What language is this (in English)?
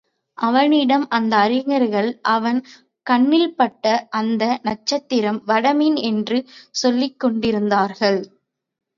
Tamil